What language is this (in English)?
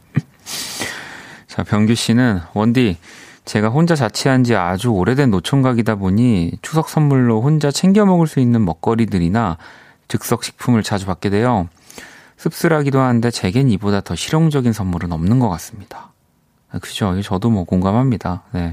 Korean